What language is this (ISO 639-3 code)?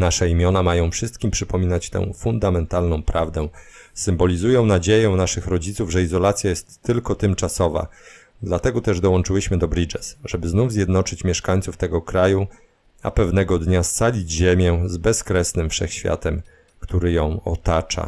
pol